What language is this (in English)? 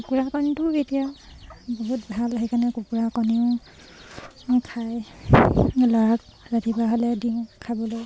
Assamese